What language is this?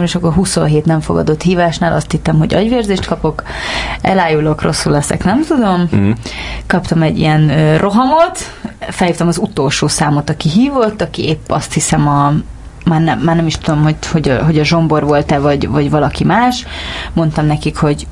Hungarian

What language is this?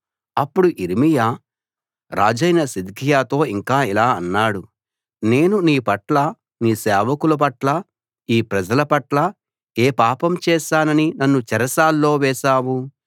Telugu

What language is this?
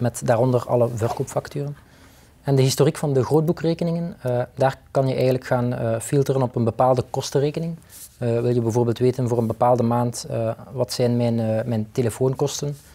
Dutch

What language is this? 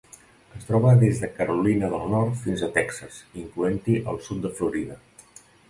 Catalan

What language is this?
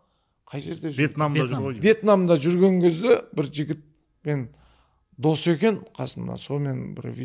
Turkish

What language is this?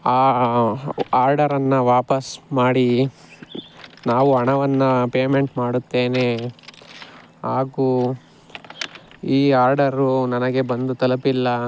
Kannada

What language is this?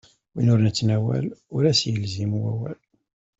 Kabyle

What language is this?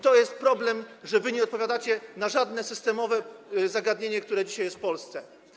Polish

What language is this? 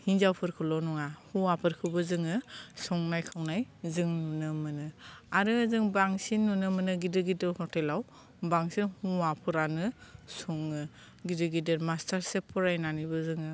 Bodo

